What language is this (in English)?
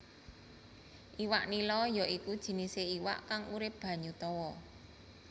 Javanese